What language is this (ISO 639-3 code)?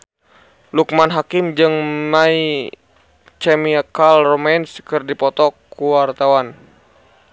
sun